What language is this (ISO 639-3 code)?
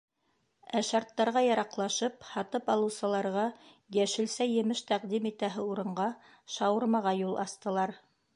bak